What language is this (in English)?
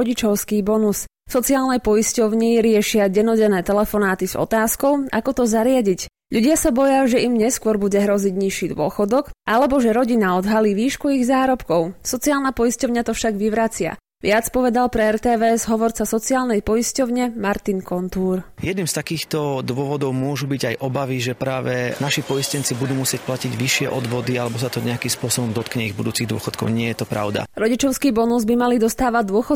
Slovak